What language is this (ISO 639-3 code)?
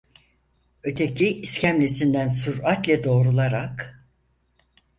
tur